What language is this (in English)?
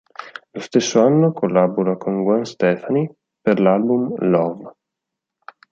Italian